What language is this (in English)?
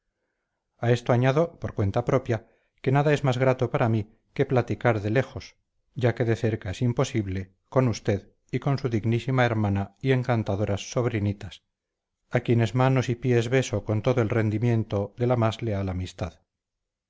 Spanish